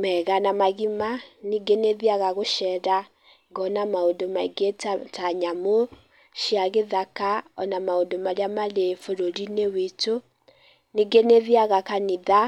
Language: Kikuyu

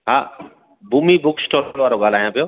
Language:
Sindhi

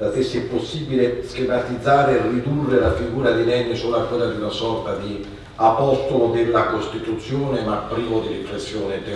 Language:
Italian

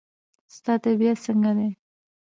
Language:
Pashto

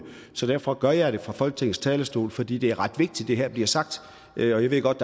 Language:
Danish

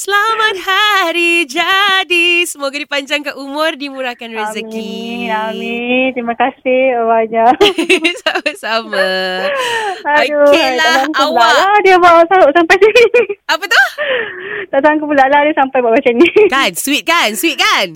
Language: Malay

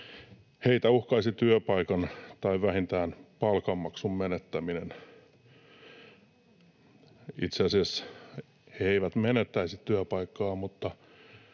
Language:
Finnish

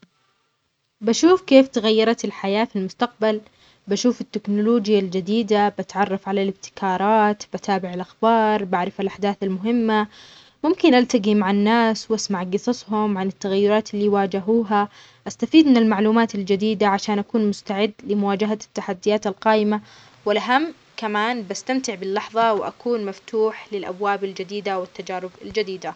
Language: Omani Arabic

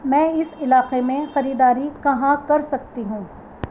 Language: Urdu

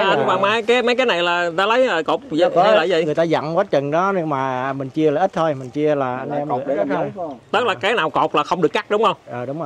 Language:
Vietnamese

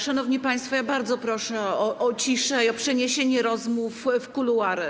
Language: Polish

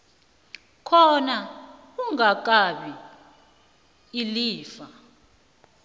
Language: South Ndebele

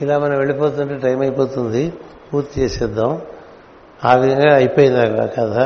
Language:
Telugu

